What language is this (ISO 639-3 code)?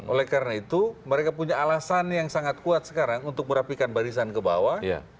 ind